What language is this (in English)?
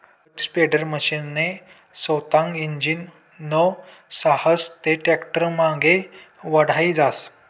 Marathi